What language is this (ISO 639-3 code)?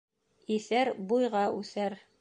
bak